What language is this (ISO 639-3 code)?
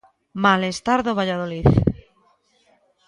glg